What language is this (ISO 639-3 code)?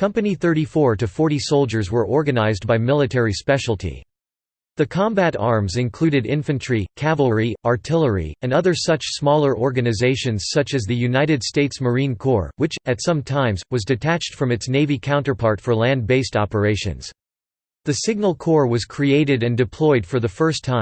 eng